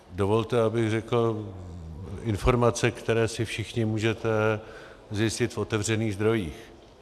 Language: Czech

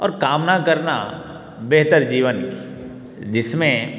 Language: Hindi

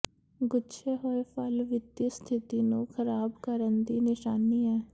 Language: Punjabi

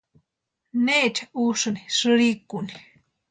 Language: Western Highland Purepecha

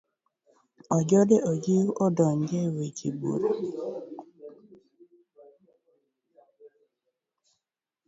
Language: Luo (Kenya and Tanzania)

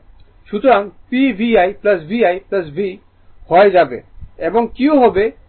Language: Bangla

